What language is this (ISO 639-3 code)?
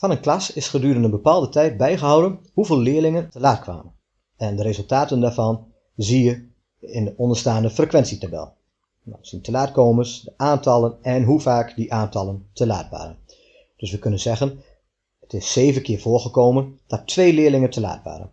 nld